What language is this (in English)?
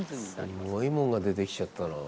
Japanese